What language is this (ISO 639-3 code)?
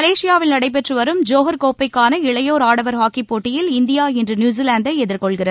tam